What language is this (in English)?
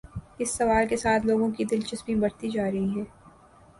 Urdu